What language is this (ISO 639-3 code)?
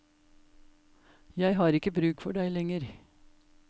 nor